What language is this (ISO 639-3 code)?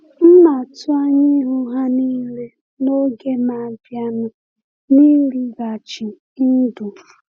ibo